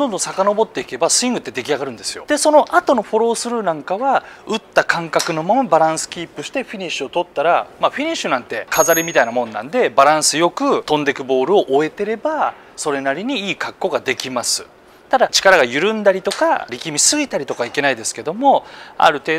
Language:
Japanese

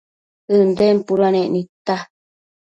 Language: Matsés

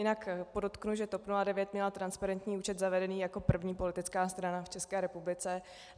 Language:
Czech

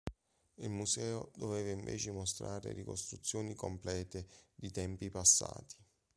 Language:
Italian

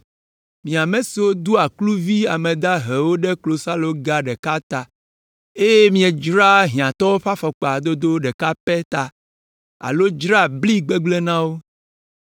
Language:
Ewe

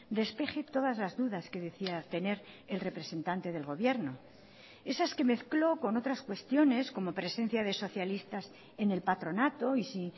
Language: Spanish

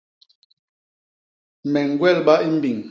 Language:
Basaa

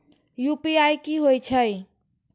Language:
Maithili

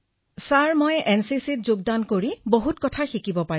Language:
Assamese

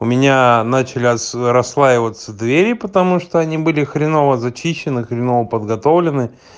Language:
Russian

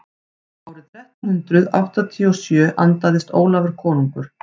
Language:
Icelandic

